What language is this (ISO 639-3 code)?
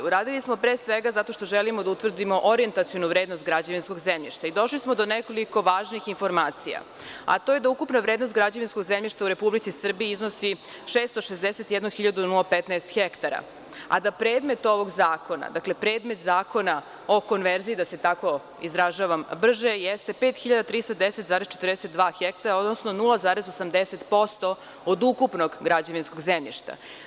srp